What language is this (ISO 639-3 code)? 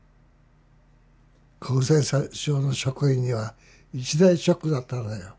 jpn